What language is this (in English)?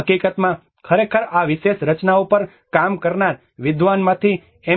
Gujarati